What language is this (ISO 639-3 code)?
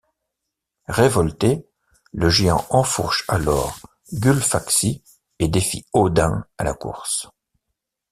fra